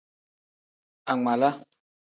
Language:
Tem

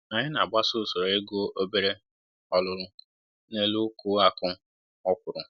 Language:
Igbo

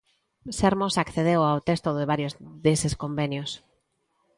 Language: Galician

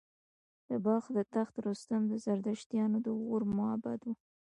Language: Pashto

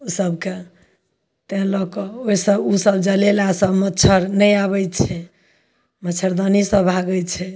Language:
Maithili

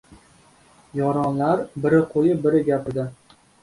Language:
Uzbek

